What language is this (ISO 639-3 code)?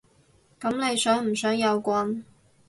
yue